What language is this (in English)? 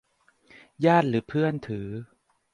Thai